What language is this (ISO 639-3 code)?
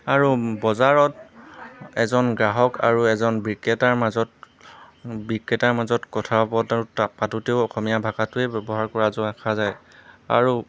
asm